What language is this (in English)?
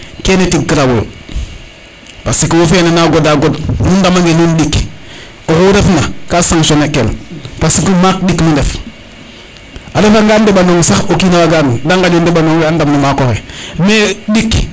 Serer